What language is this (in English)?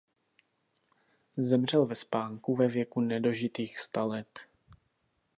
Czech